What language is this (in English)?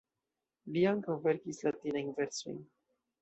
Esperanto